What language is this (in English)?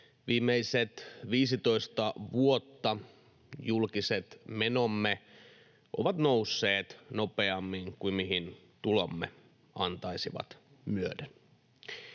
Finnish